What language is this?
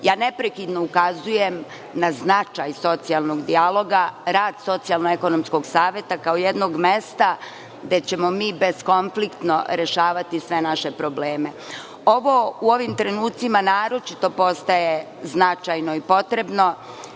Serbian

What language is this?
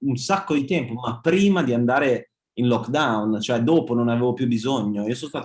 Italian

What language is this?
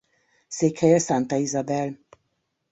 Hungarian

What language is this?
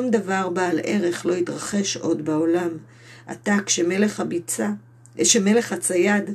Hebrew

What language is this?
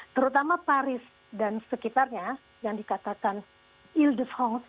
Indonesian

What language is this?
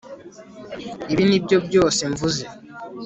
Kinyarwanda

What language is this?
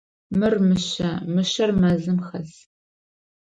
Adyghe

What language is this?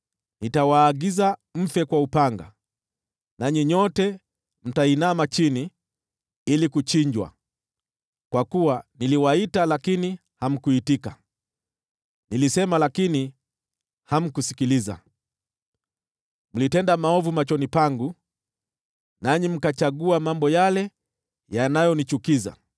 Swahili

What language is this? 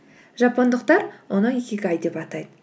Kazakh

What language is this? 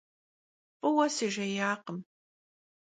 Kabardian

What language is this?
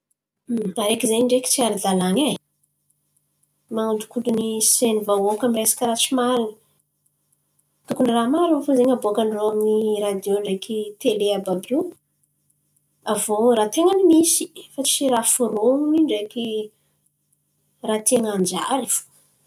Antankarana Malagasy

